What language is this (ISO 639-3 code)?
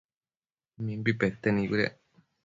mcf